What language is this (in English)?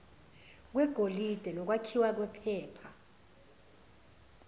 Zulu